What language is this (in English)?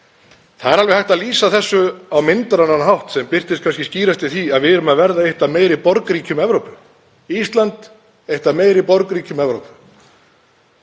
Icelandic